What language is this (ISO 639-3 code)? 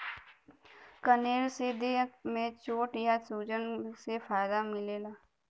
bho